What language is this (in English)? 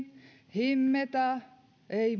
Finnish